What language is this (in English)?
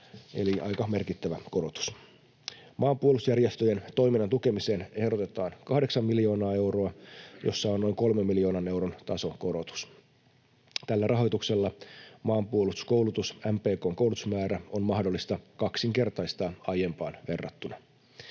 Finnish